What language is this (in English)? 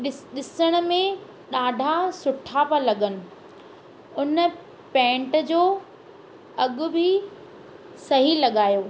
Sindhi